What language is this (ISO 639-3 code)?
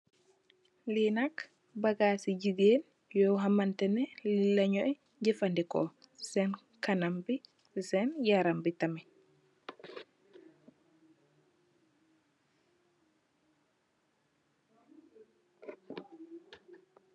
wol